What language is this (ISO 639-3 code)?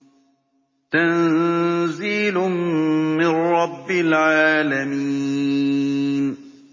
ara